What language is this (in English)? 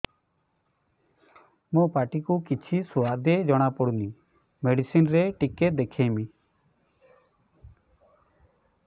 Odia